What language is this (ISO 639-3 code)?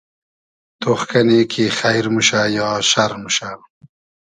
haz